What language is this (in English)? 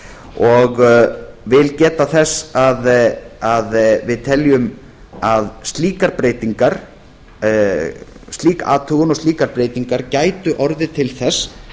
Icelandic